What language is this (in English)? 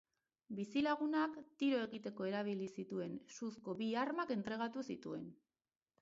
Basque